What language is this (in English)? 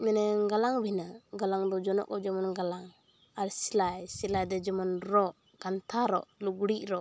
Santali